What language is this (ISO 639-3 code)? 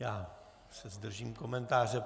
ces